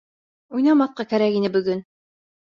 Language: Bashkir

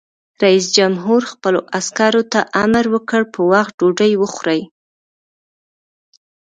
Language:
Pashto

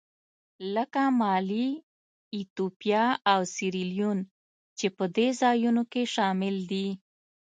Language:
Pashto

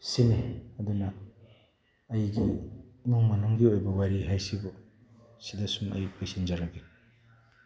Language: Manipuri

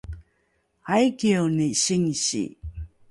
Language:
Rukai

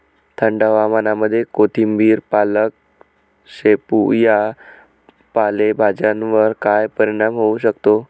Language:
Marathi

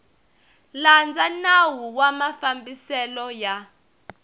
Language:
Tsonga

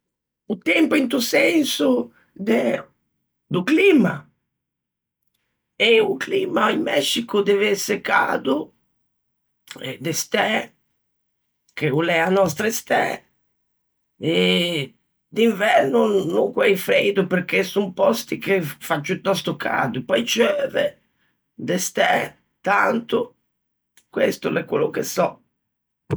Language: Ligurian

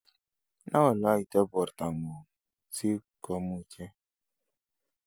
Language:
Kalenjin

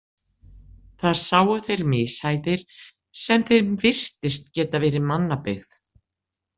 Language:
Icelandic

